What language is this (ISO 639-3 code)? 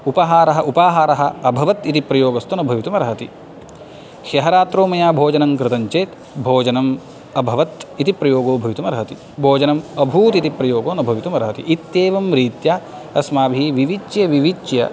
san